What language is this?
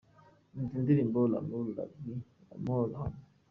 Kinyarwanda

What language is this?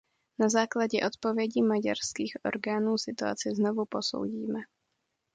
Czech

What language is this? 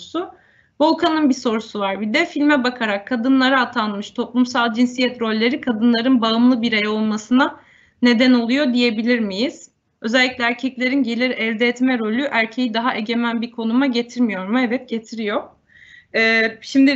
Turkish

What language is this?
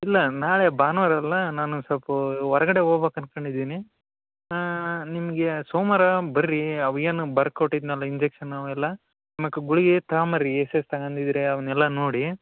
Kannada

